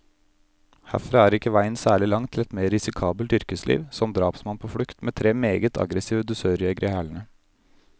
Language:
Norwegian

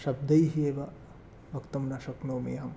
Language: Sanskrit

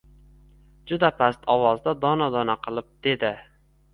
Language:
Uzbek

